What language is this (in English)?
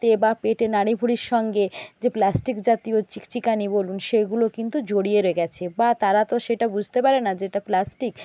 Bangla